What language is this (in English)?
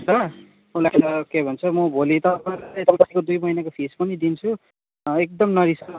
Nepali